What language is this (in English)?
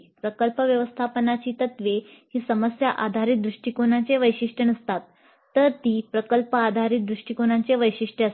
Marathi